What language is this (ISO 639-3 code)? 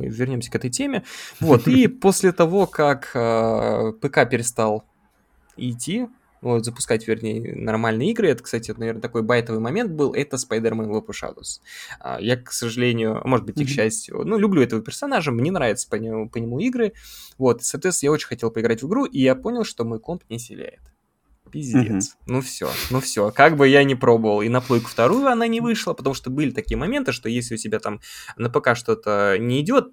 rus